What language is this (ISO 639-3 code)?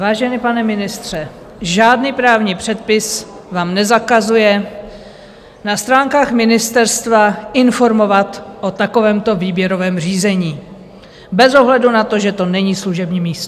ces